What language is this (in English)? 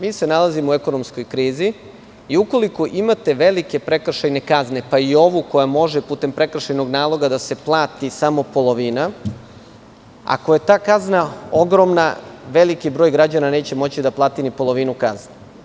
Serbian